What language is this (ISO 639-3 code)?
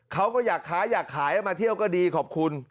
tha